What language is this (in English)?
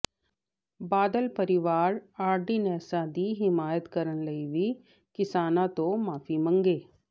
Punjabi